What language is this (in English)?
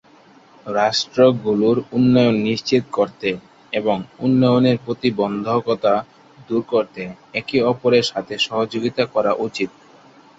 Bangla